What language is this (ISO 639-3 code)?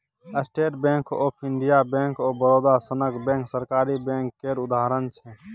mai